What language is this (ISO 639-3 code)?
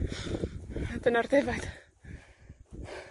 cym